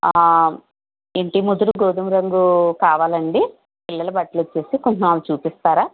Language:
Telugu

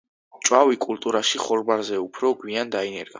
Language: Georgian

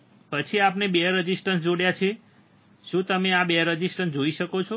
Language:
Gujarati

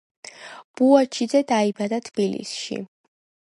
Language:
Georgian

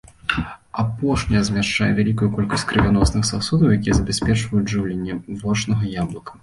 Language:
Belarusian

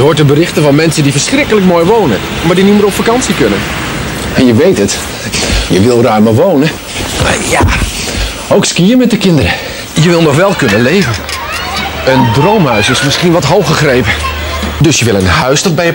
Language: Dutch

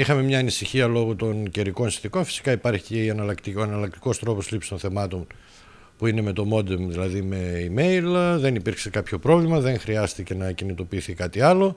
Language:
Greek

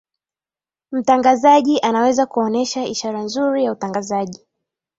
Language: Swahili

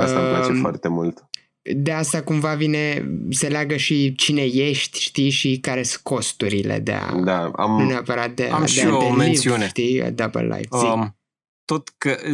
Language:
Romanian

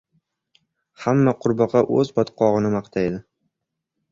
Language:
Uzbek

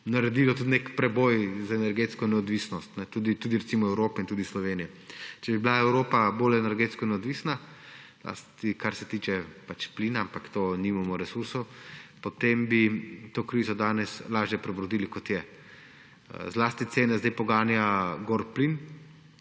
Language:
Slovenian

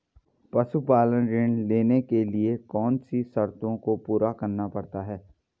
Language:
Hindi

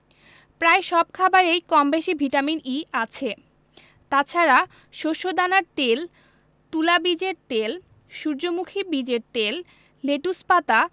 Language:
Bangla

